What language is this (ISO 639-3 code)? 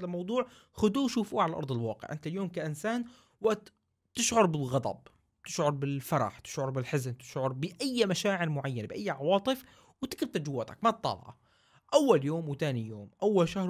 ara